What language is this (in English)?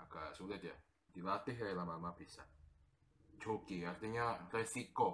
Indonesian